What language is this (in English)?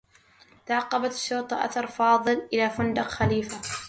Arabic